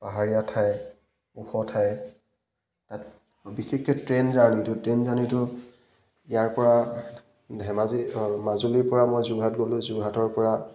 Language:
Assamese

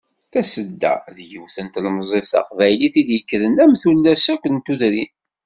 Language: Kabyle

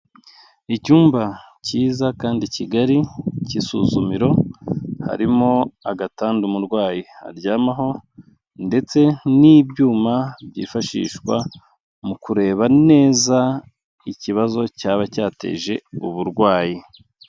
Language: Kinyarwanda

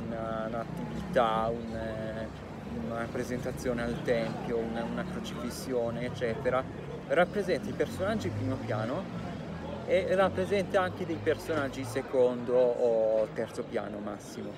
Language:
Italian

